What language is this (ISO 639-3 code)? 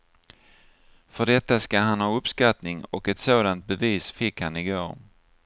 swe